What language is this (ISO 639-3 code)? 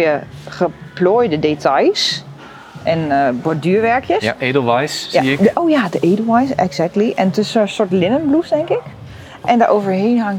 nld